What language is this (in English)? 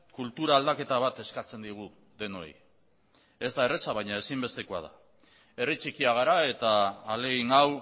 Basque